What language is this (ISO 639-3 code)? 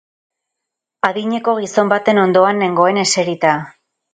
eus